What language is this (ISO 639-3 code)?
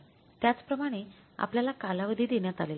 mar